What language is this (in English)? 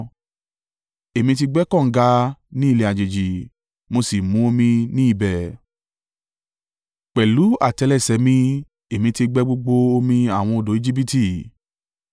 Yoruba